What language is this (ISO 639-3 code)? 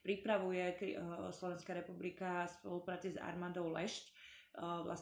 slk